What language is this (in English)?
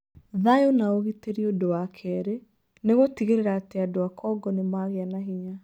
Kikuyu